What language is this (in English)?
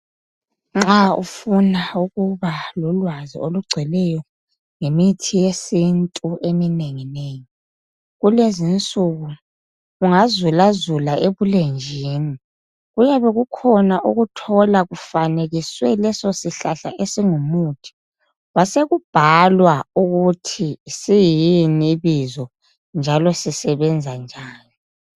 North Ndebele